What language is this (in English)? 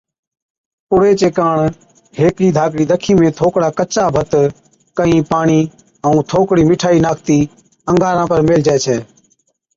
Od